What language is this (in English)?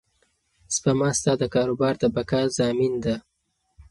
Pashto